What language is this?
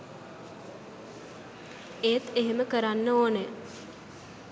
Sinhala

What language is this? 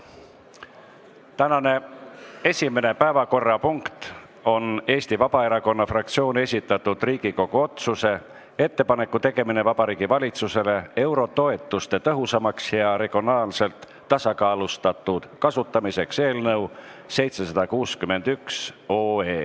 Estonian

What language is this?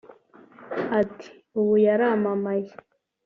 Kinyarwanda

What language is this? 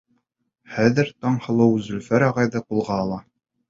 Bashkir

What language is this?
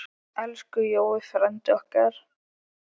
Icelandic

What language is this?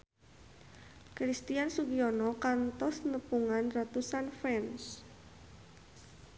Sundanese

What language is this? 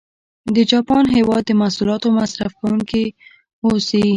Pashto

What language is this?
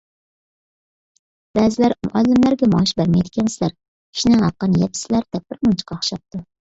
Uyghur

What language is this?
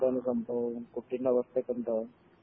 Malayalam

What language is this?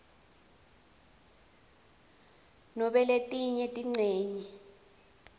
Swati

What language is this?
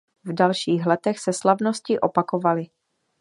Czech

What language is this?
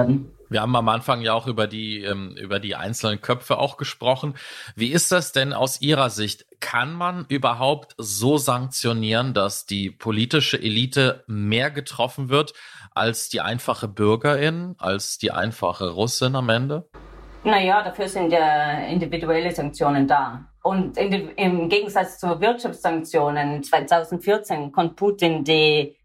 German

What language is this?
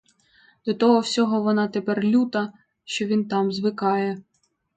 Ukrainian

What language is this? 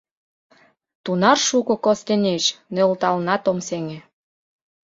Mari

